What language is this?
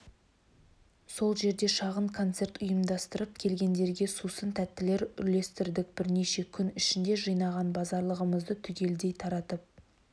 Kazakh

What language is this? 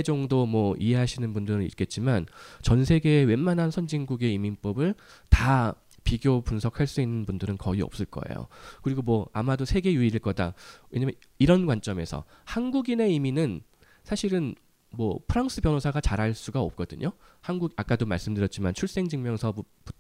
Korean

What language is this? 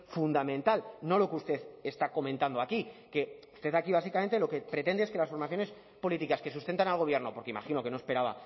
Spanish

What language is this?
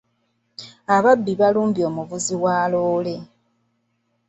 Ganda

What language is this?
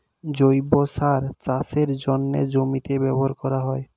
Bangla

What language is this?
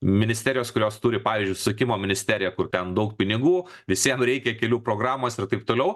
Lithuanian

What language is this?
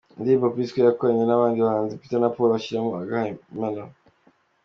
Kinyarwanda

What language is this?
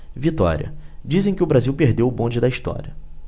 Portuguese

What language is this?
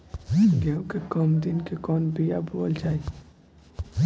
Bhojpuri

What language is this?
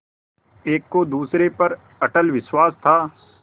Hindi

